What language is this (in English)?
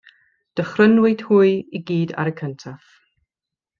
Welsh